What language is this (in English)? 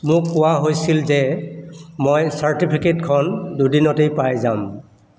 Assamese